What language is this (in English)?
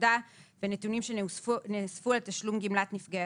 Hebrew